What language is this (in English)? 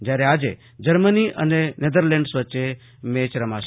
Gujarati